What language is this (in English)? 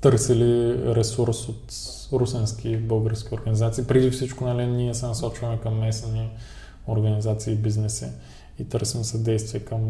Bulgarian